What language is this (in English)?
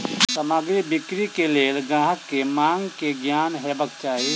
Maithili